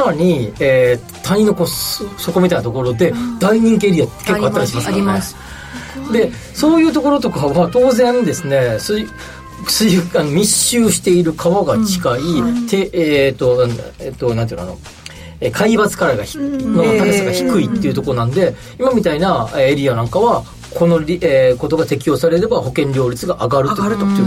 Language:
Japanese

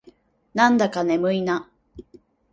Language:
Japanese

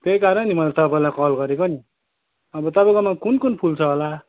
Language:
Nepali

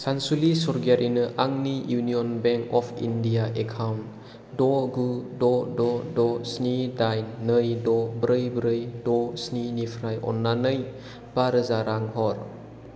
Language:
Bodo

